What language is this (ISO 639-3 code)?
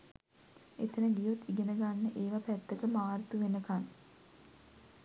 sin